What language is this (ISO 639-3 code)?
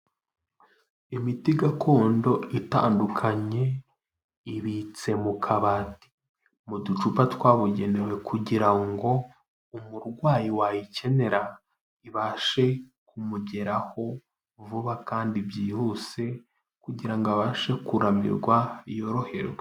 kin